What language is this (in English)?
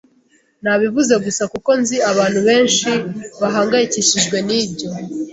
Kinyarwanda